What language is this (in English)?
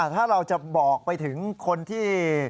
Thai